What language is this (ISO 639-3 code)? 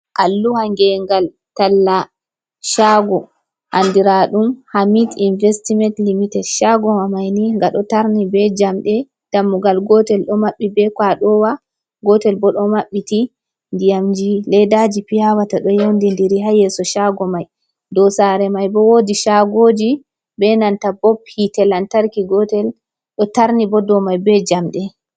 ful